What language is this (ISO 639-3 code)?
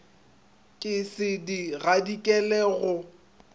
nso